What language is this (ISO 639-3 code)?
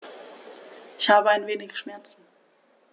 deu